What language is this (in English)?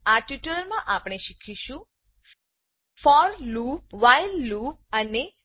Gujarati